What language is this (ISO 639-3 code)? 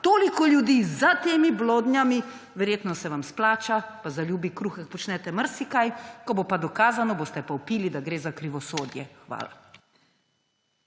slv